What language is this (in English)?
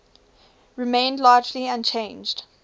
English